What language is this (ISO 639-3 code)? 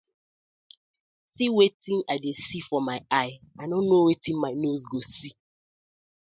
pcm